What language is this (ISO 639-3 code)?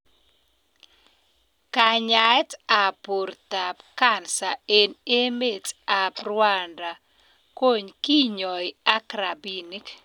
kln